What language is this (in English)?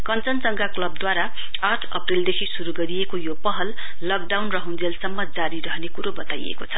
Nepali